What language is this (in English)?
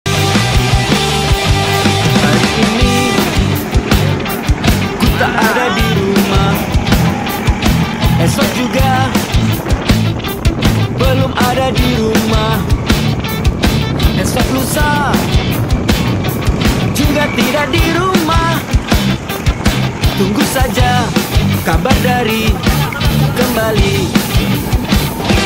Indonesian